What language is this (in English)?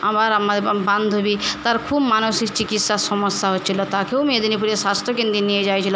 Bangla